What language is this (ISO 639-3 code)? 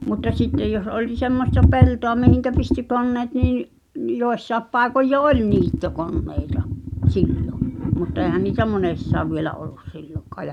fin